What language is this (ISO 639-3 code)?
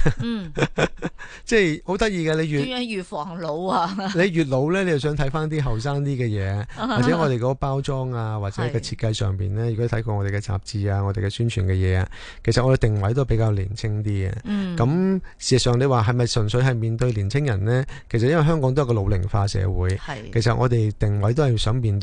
zho